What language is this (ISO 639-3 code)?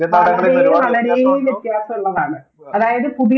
mal